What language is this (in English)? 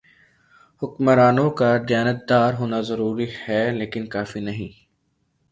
Urdu